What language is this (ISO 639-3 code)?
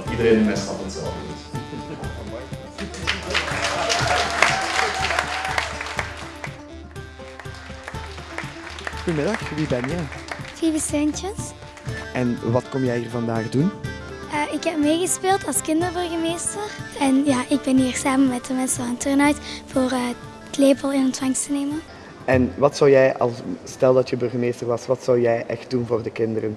nld